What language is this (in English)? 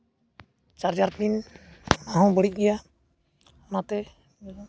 Santali